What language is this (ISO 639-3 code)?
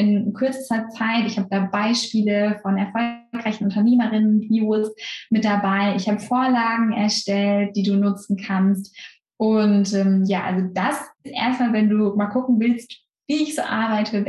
deu